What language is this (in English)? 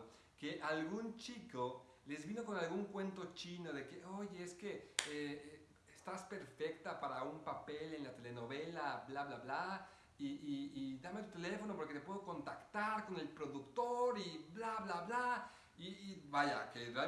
Spanish